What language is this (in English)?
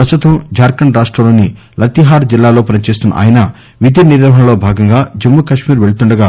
Telugu